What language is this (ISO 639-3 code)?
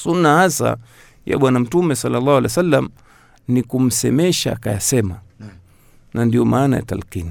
swa